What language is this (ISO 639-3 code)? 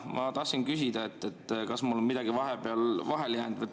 est